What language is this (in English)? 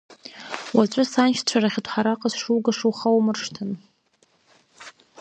Abkhazian